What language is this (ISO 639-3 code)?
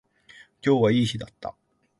jpn